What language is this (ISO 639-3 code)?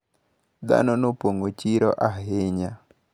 luo